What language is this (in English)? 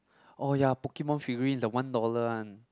English